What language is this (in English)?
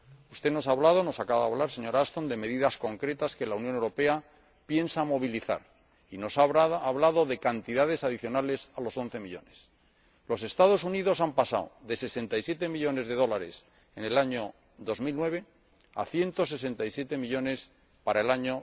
Spanish